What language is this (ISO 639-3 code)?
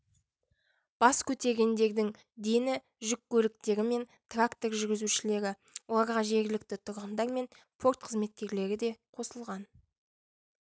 kaz